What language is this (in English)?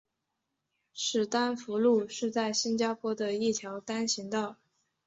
Chinese